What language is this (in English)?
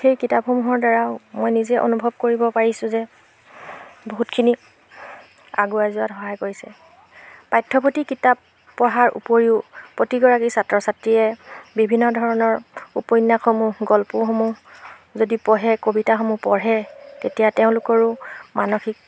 Assamese